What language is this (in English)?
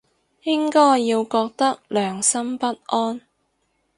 Cantonese